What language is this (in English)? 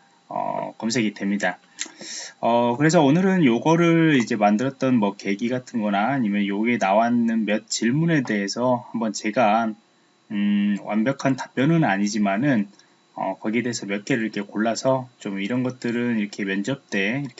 Korean